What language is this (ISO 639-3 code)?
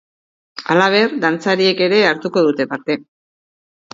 eus